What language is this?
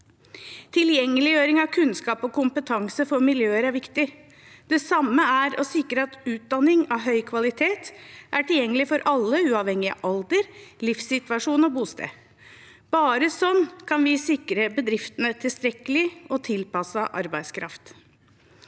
Norwegian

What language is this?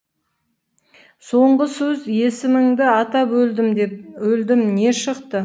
Kazakh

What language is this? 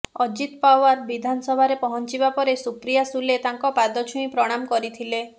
Odia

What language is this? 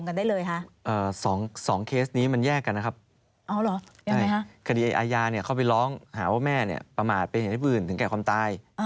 Thai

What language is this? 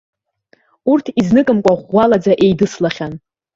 Abkhazian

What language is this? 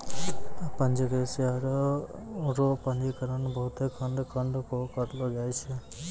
Maithili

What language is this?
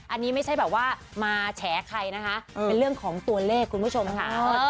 Thai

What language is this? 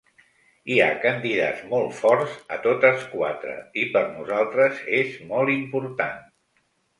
Catalan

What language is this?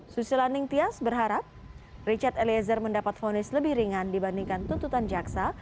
Indonesian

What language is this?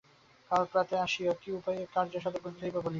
Bangla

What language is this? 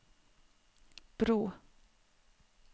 Norwegian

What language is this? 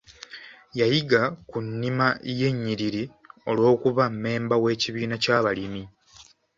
Ganda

